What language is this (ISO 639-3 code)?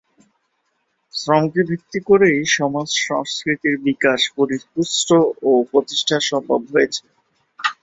ben